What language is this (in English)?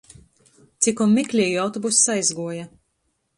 Latgalian